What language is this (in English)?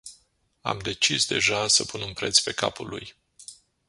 Romanian